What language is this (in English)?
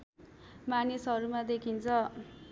Nepali